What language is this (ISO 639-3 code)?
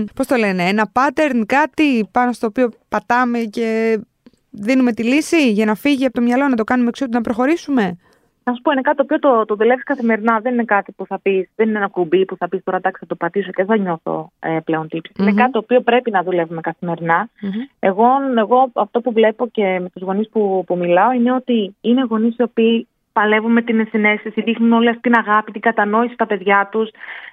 ell